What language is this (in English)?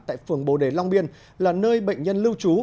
Vietnamese